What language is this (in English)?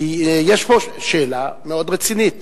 Hebrew